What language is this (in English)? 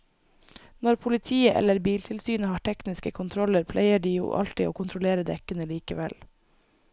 Norwegian